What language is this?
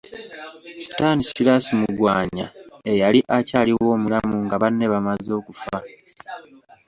Ganda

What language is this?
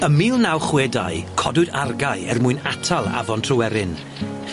Welsh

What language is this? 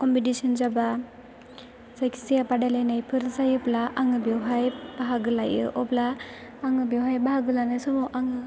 Bodo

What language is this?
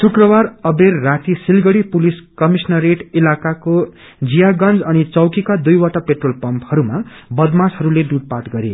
Nepali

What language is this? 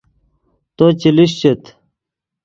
Yidgha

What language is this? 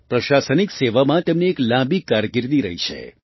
Gujarati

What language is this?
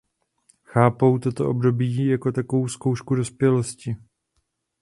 Czech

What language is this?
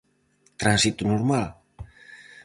Galician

